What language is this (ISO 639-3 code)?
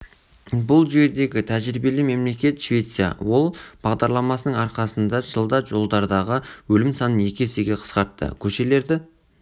kaz